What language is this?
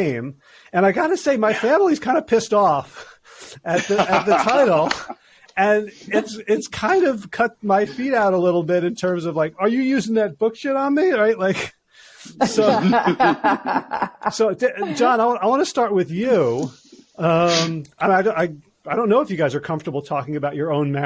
English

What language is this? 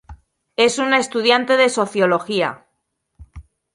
Spanish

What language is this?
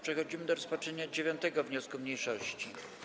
Polish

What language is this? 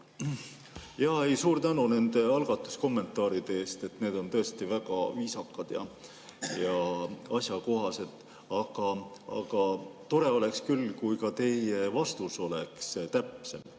Estonian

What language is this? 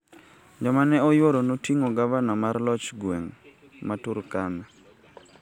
Luo (Kenya and Tanzania)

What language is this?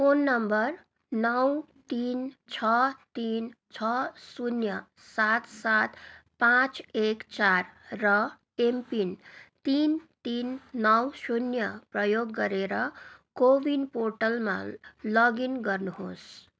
Nepali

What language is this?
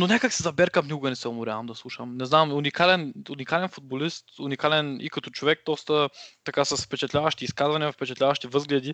Bulgarian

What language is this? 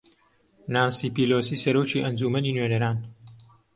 Central Kurdish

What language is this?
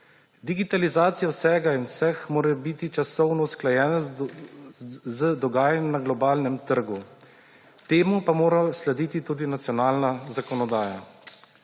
Slovenian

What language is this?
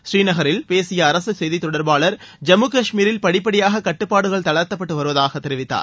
Tamil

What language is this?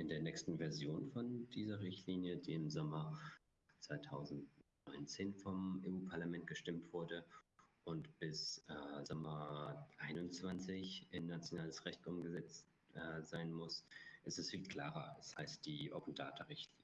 German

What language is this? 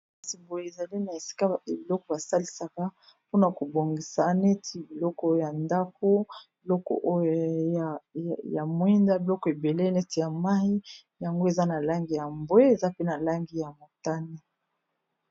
Lingala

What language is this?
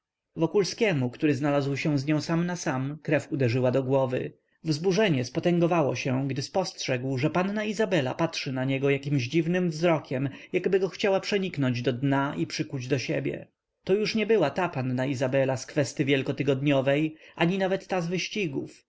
Polish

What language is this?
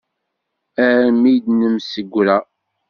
Kabyle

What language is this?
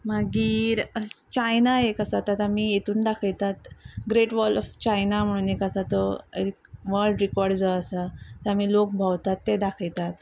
Konkani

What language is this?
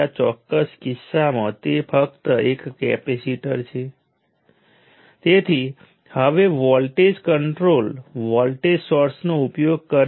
Gujarati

